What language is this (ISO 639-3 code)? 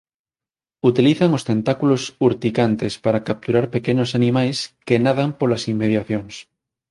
glg